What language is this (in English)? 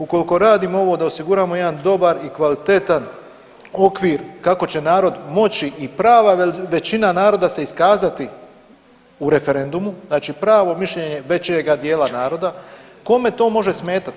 Croatian